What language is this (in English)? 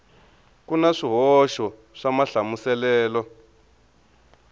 Tsonga